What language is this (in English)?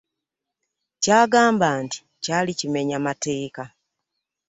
Ganda